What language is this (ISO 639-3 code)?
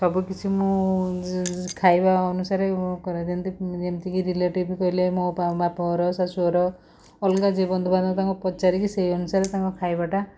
ori